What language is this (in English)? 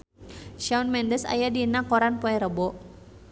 Sundanese